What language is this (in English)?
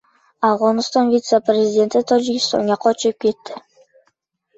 Uzbek